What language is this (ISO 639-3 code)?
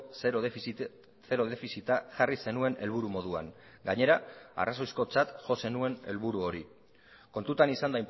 eus